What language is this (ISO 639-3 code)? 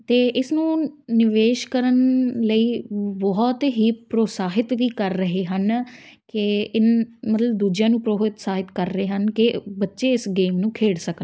pan